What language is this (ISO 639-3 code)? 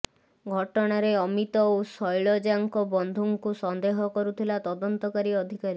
ori